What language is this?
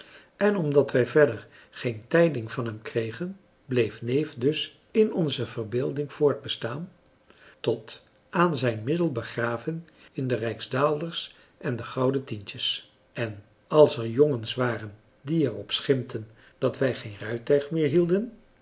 Dutch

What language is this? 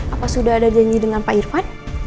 Indonesian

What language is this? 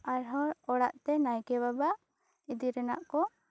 Santali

